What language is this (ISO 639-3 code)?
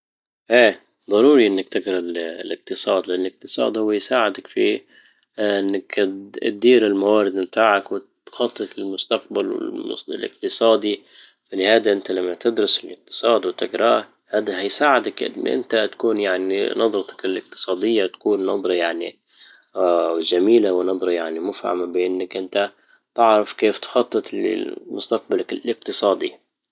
ayl